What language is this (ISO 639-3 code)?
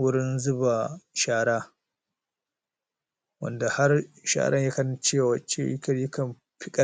hau